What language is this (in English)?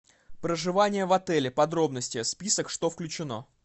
Russian